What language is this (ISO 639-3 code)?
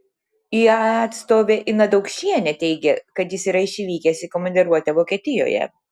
lit